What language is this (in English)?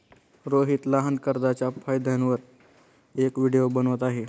Marathi